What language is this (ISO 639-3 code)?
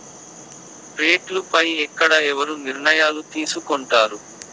tel